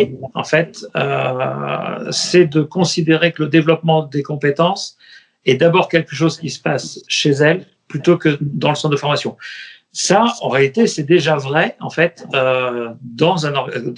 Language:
French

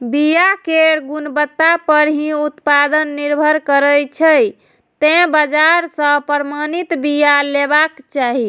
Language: Maithili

